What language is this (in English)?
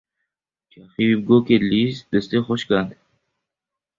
Kurdish